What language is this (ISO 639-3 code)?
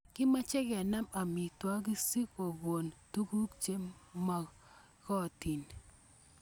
kln